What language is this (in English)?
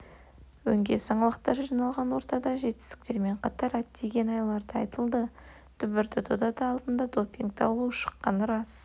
Kazakh